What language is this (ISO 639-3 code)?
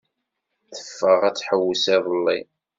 kab